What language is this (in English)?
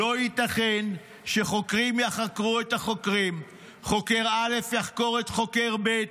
Hebrew